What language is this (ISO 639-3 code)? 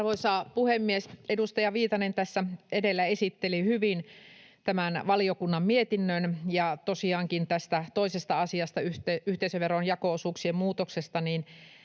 fin